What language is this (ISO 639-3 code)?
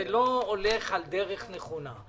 heb